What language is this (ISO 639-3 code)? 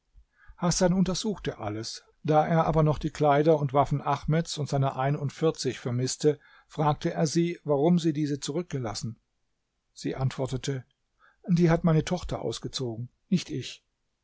deu